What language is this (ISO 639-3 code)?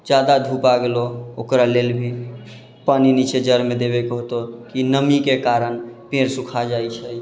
mai